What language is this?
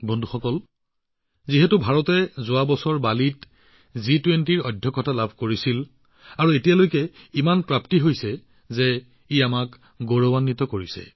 Assamese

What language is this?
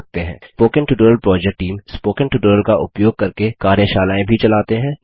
Hindi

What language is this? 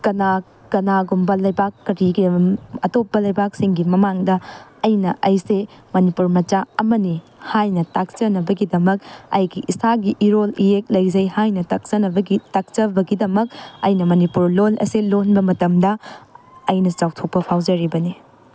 Manipuri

